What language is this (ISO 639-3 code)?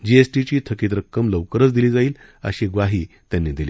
mar